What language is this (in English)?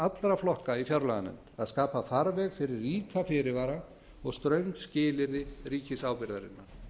Icelandic